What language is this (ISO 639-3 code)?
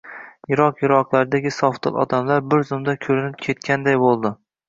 uzb